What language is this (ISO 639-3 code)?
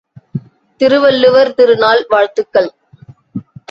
tam